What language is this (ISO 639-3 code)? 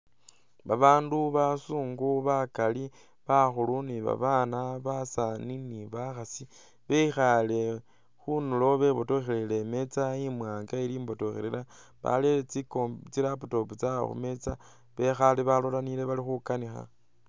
myx